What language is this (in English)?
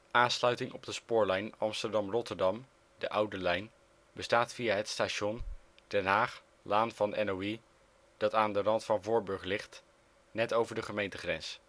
Dutch